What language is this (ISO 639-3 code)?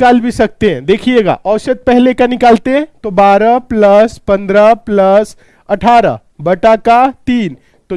hin